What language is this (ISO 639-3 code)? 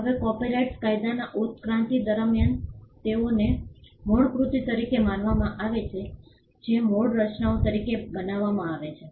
guj